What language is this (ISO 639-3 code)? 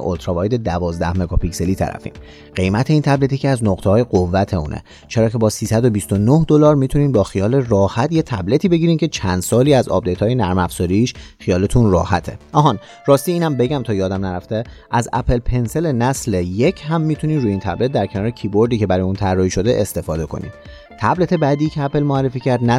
fas